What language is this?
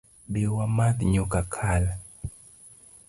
Luo (Kenya and Tanzania)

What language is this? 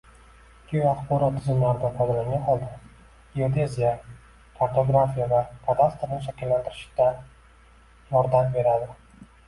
Uzbek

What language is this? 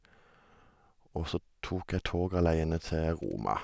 Norwegian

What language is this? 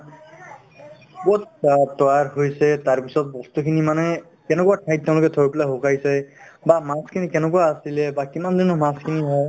Assamese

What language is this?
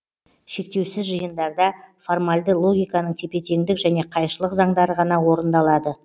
Kazakh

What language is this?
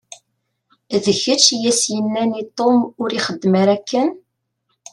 Kabyle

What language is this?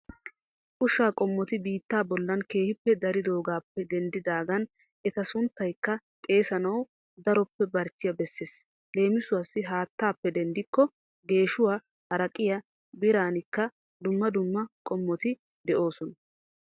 Wolaytta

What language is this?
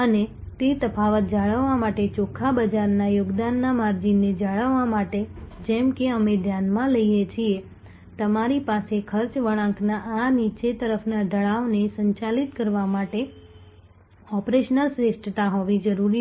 Gujarati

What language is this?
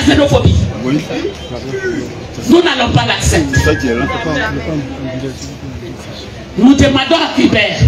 French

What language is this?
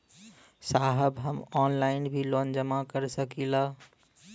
Bhojpuri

